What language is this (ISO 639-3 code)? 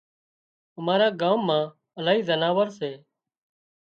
kxp